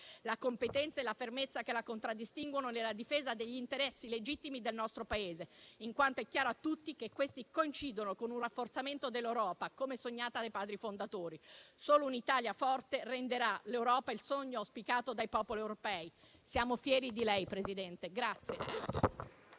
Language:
Italian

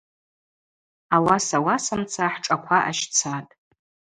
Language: Abaza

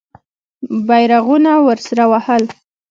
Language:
Pashto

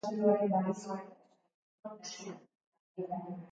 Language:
Basque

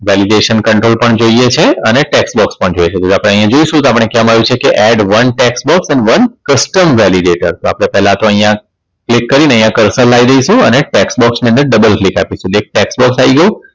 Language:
Gujarati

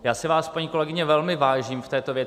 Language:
Czech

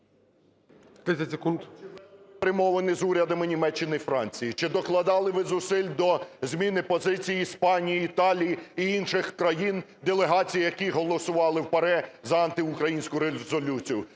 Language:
Ukrainian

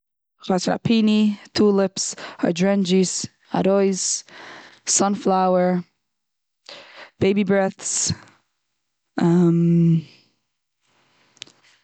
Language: Yiddish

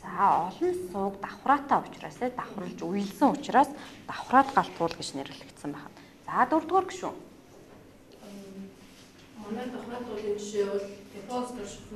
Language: English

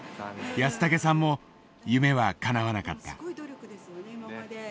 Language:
Japanese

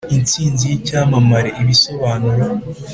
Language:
Kinyarwanda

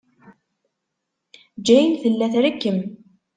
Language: Kabyle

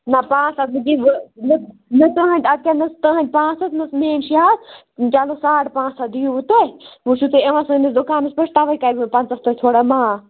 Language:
Kashmiri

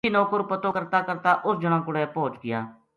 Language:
Gujari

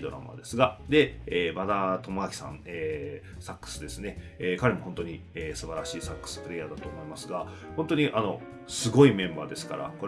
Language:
Japanese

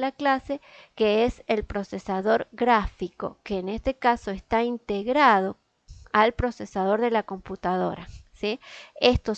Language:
Spanish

